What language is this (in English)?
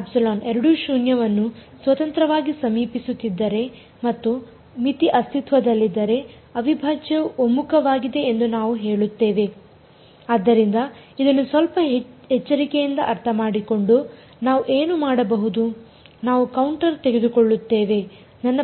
Kannada